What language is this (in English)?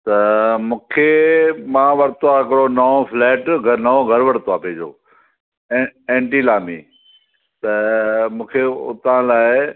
Sindhi